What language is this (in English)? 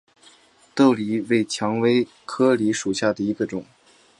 Chinese